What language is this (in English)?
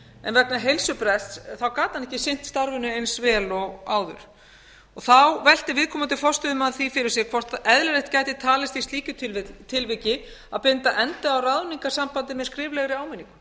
Icelandic